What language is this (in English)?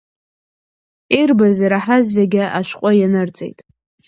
Abkhazian